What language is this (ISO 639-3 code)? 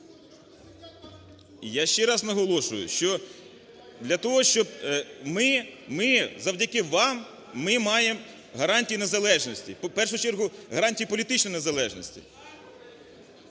ukr